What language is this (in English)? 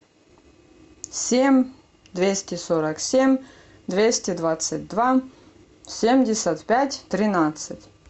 Russian